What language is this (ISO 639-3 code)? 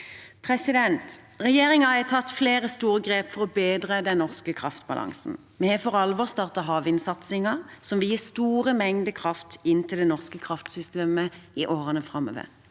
nor